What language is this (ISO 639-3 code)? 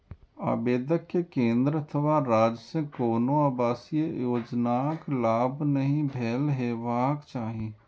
mai